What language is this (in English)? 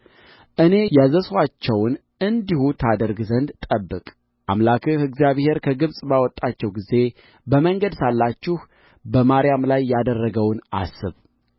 Amharic